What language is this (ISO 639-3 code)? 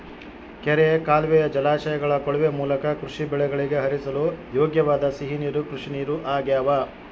kan